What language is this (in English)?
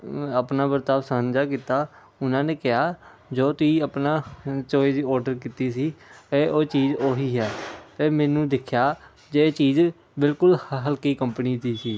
Punjabi